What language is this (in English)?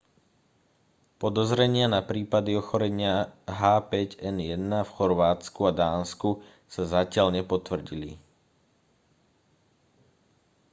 Slovak